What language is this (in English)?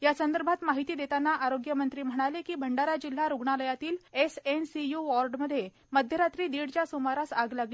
Marathi